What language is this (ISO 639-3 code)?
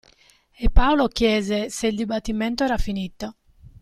ita